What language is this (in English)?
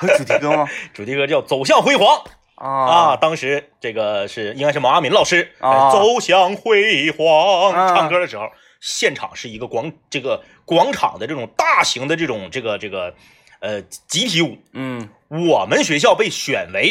Chinese